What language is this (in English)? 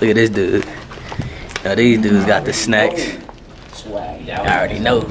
English